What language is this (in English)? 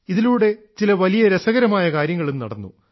Malayalam